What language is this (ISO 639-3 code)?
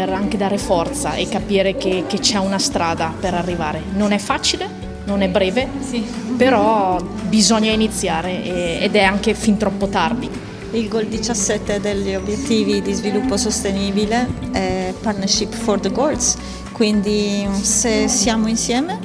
ita